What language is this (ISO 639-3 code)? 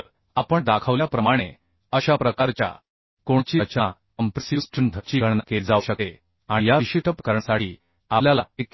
mar